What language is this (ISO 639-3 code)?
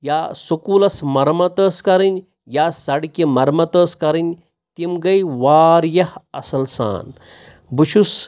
kas